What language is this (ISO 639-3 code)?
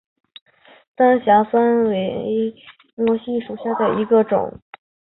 zho